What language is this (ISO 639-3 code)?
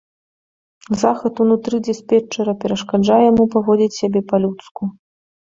bel